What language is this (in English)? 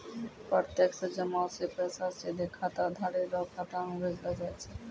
Maithili